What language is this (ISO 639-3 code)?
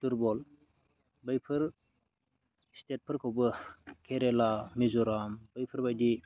brx